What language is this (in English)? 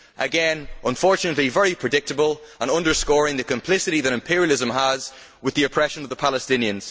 English